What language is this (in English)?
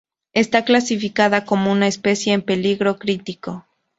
Spanish